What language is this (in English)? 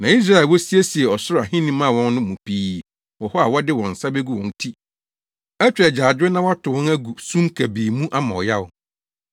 Akan